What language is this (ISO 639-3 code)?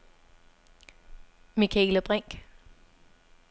dan